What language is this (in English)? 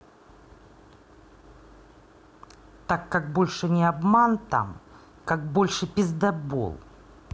Russian